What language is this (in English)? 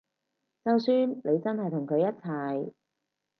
Cantonese